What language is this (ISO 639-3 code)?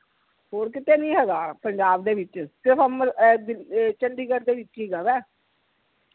pan